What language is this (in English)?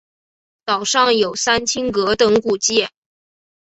Chinese